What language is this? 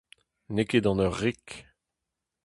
Breton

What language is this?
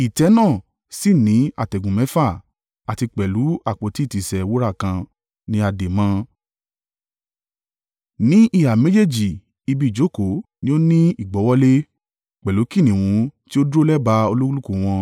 Yoruba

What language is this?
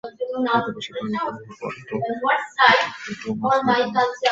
Bangla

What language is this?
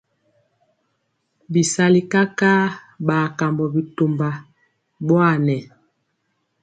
Mpiemo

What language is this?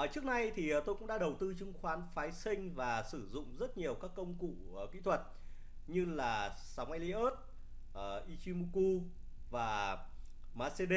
Vietnamese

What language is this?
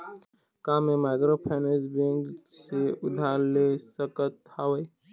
Chhattisgarhi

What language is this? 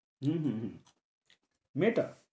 Bangla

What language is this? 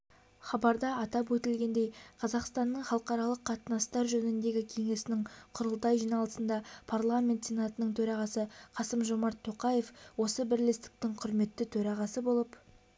Kazakh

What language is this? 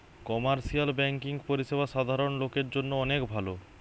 Bangla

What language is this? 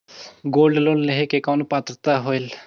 Chhattisgarhi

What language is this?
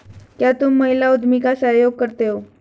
Hindi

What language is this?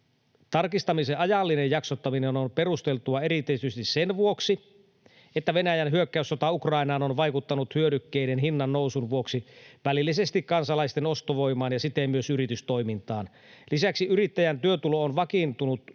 Finnish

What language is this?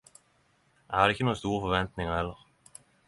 Norwegian Nynorsk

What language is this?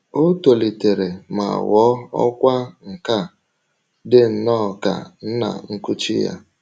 Igbo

